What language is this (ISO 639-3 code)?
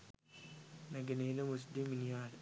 sin